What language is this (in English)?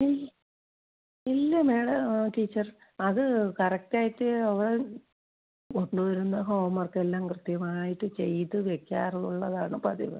Malayalam